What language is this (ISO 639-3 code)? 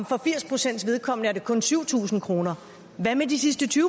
dan